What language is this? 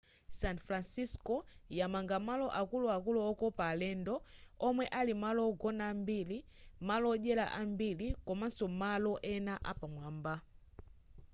Nyanja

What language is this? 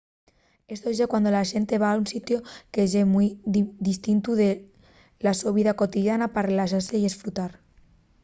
Asturian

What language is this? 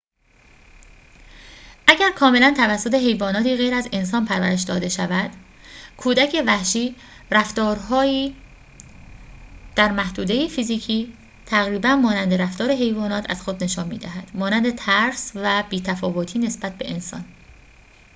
Persian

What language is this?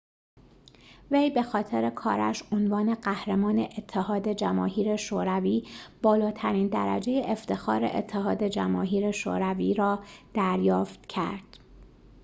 Persian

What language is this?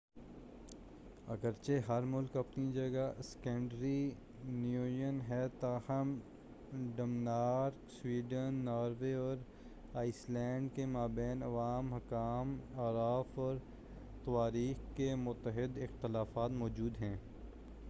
Urdu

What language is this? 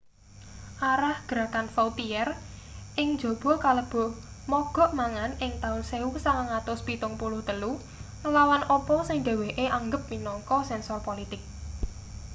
Javanese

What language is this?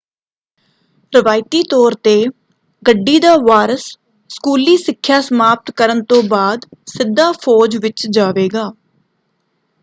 Punjabi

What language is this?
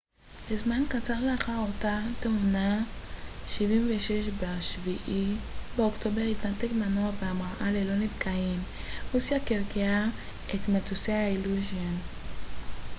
Hebrew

